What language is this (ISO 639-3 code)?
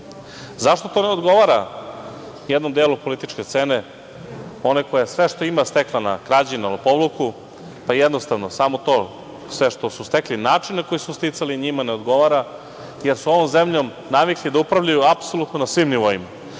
srp